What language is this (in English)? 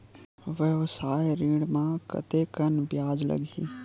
Chhattisgarhi